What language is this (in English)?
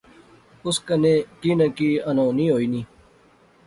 Pahari-Potwari